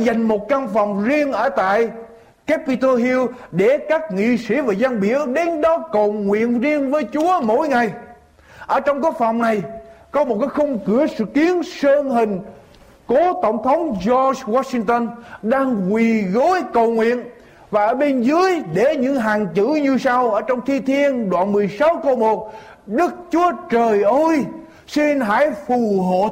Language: Vietnamese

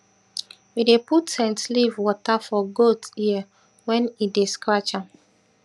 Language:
Nigerian Pidgin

